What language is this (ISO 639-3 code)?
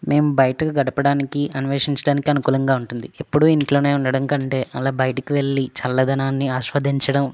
tel